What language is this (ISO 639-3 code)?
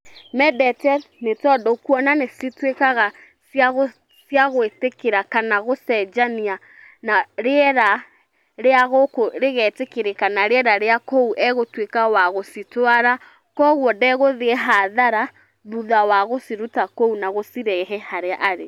kik